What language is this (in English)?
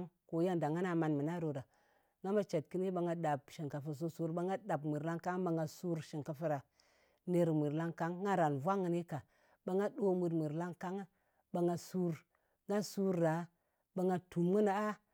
Ngas